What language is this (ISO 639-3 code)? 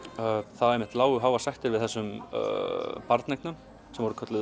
isl